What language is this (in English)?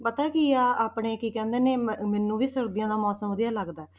Punjabi